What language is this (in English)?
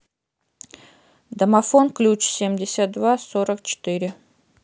Russian